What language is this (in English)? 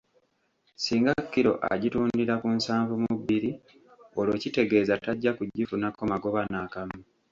Ganda